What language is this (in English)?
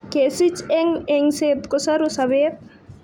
Kalenjin